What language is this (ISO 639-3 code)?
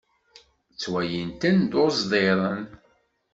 kab